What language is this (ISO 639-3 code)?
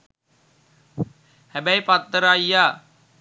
sin